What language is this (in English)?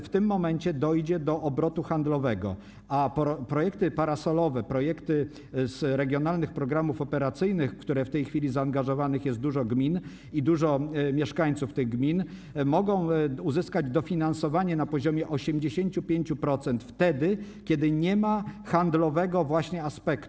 Polish